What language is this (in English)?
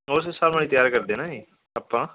Punjabi